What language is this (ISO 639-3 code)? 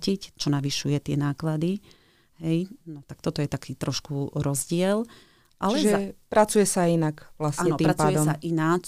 slk